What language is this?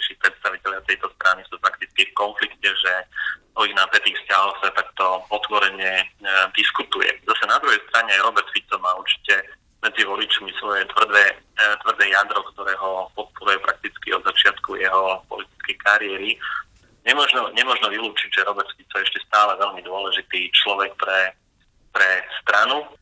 Slovak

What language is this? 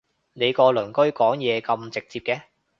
Cantonese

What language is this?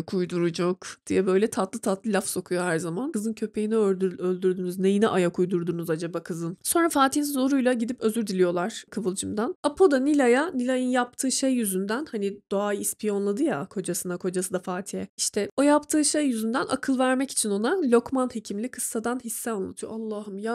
Turkish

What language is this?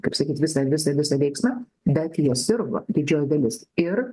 Lithuanian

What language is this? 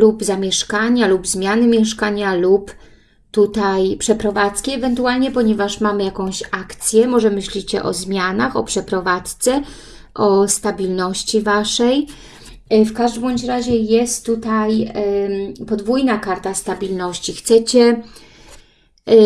Polish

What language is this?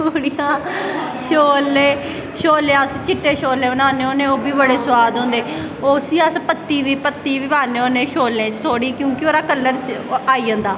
Dogri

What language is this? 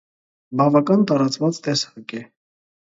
Armenian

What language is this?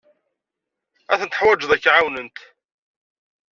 Kabyle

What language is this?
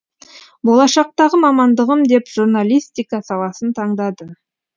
Kazakh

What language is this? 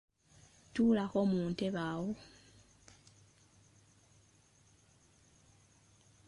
Ganda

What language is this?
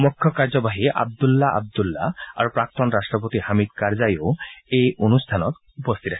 Assamese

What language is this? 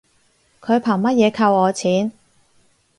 Cantonese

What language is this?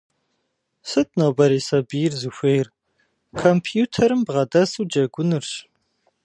Kabardian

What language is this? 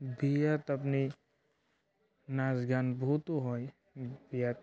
Assamese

